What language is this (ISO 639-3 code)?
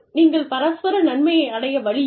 tam